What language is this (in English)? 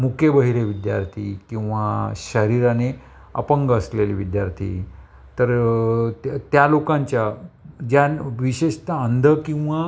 Marathi